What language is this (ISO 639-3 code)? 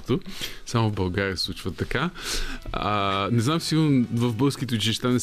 bul